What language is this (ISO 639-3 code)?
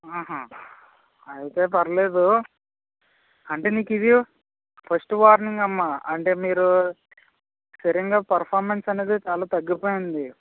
tel